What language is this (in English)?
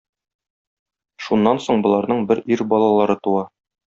Tatar